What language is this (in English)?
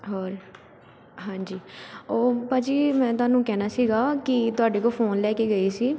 Punjabi